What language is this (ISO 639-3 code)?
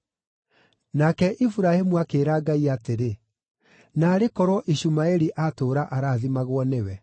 kik